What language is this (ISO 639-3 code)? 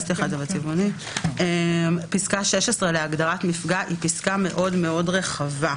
heb